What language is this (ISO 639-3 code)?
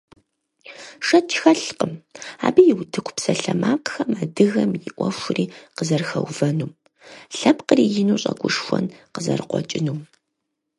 kbd